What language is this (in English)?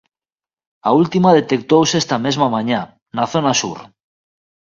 Galician